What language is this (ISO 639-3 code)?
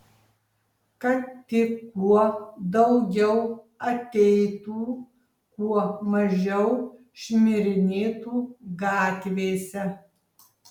lit